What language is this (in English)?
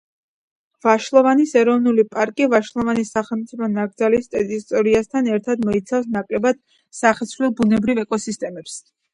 Georgian